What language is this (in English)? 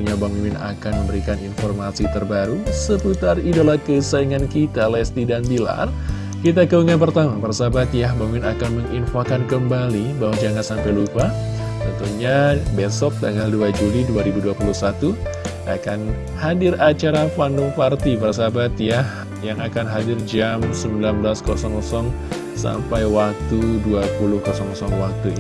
Indonesian